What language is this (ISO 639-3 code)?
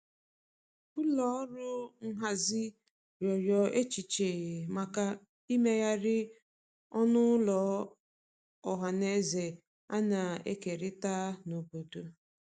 ibo